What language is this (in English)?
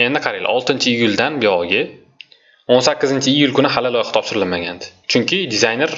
Turkish